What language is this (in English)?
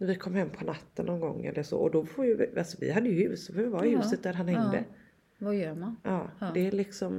Swedish